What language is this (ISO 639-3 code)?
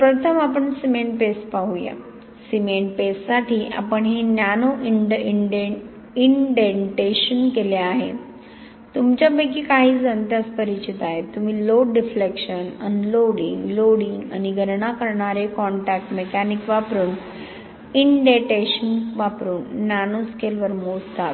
mar